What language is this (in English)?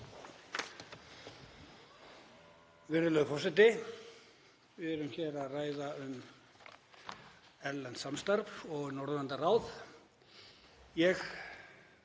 Icelandic